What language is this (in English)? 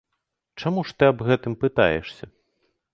Belarusian